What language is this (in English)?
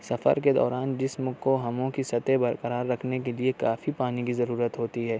Urdu